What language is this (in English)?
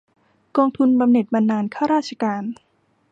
Thai